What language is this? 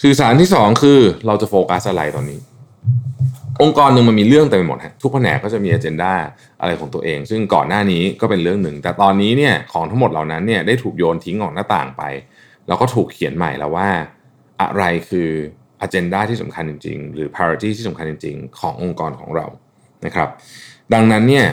Thai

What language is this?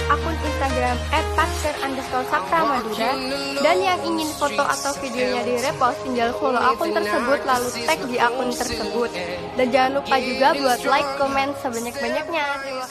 Indonesian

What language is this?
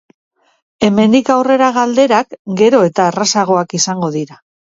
Basque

